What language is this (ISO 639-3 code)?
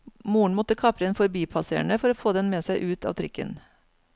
nor